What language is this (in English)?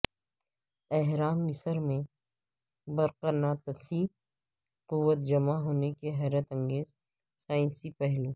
Urdu